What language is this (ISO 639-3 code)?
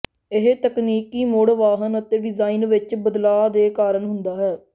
pan